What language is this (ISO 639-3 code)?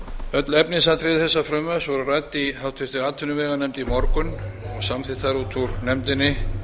isl